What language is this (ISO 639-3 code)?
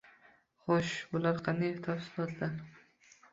uzb